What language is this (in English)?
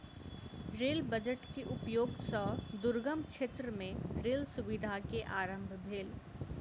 Maithili